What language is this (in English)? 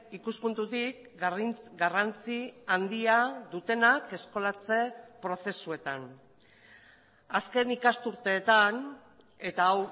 Basque